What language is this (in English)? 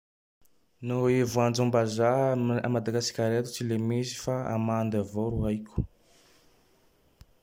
Tandroy-Mahafaly Malagasy